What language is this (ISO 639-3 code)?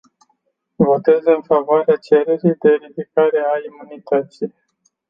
ron